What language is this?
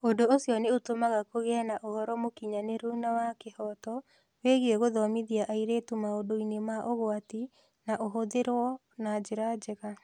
Kikuyu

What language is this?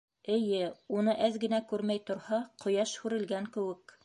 Bashkir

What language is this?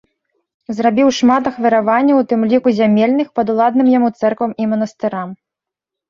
Belarusian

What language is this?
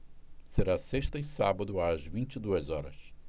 Portuguese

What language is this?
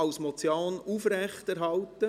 Swiss German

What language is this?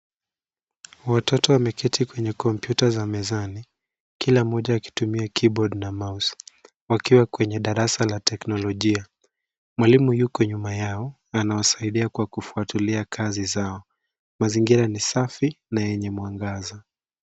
Swahili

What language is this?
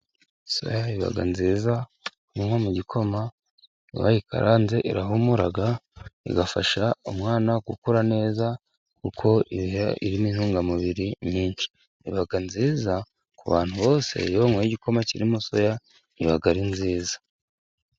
Kinyarwanda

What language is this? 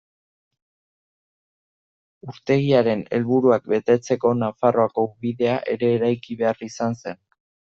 Basque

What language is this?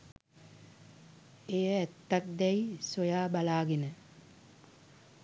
Sinhala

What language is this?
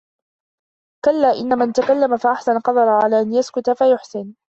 Arabic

